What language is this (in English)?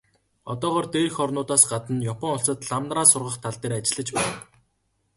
Mongolian